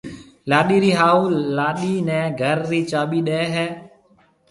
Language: Marwari (Pakistan)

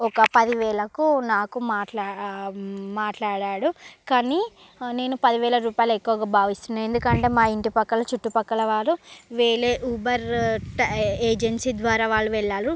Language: Telugu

